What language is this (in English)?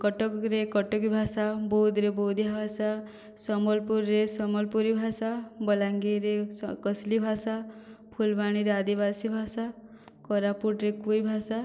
Odia